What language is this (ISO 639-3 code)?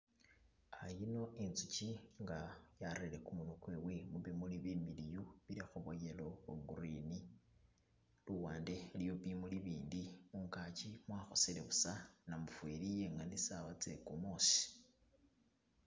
myx